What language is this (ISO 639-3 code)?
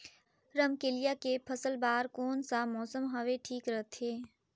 hne